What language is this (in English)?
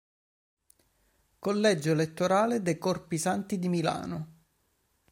Italian